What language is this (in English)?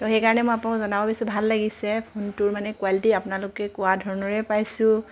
Assamese